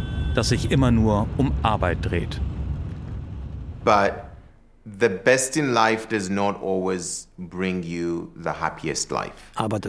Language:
German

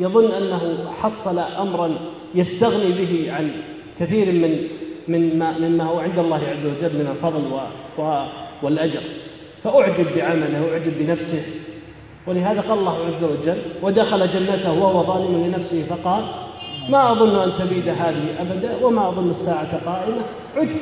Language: Arabic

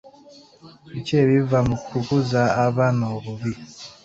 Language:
Ganda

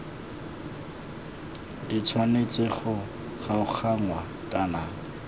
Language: Tswana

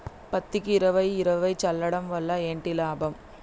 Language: Telugu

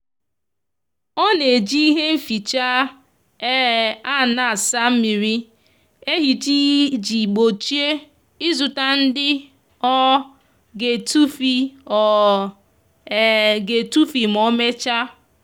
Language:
Igbo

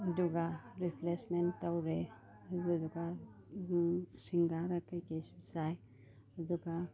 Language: Manipuri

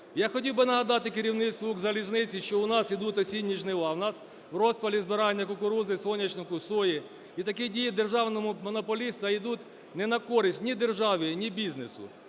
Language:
Ukrainian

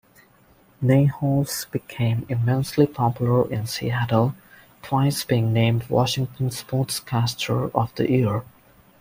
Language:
English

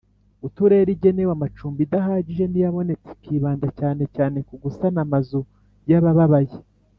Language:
Kinyarwanda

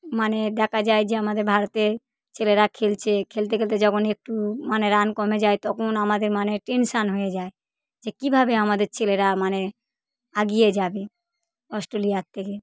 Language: Bangla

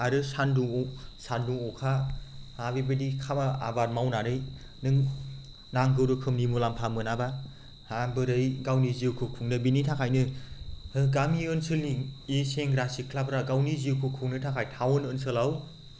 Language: Bodo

